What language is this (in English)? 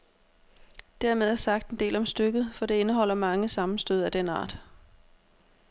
Danish